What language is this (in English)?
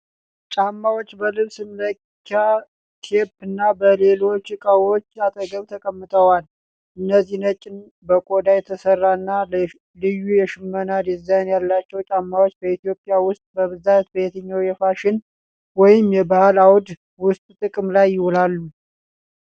Amharic